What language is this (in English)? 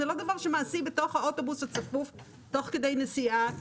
Hebrew